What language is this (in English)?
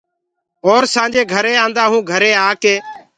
Gurgula